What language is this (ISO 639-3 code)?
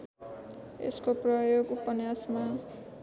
nep